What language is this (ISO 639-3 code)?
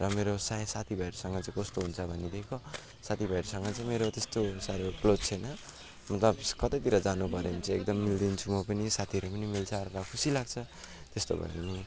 nep